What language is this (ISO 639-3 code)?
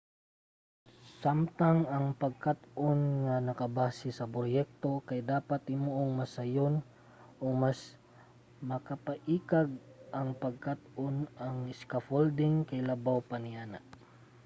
ceb